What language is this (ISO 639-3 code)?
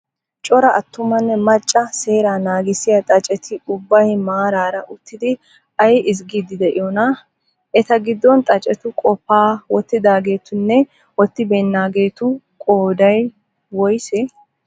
wal